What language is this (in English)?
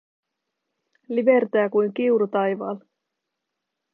Finnish